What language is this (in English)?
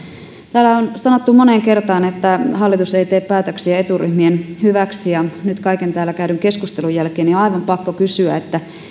Finnish